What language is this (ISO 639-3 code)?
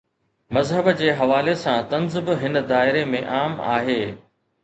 snd